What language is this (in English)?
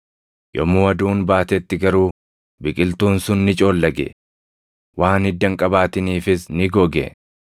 Oromo